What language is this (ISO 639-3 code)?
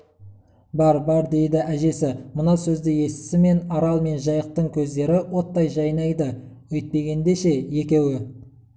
kaz